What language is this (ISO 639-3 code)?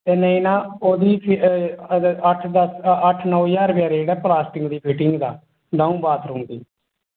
doi